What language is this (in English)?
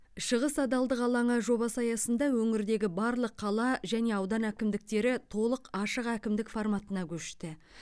Kazakh